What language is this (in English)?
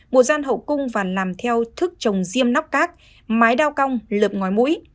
Vietnamese